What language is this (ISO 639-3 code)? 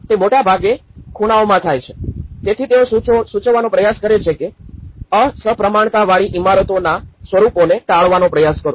guj